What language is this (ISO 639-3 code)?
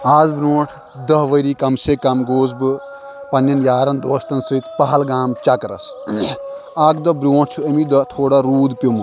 kas